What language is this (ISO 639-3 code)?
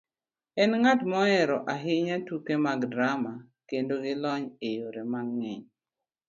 luo